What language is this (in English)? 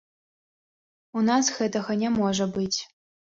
Belarusian